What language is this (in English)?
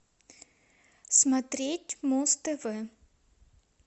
Russian